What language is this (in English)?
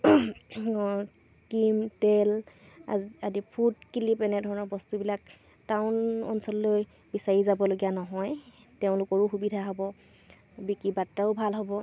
Assamese